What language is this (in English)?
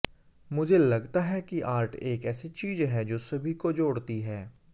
Hindi